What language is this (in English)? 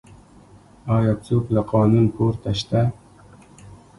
Pashto